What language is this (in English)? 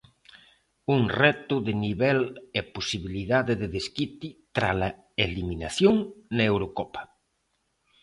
Galician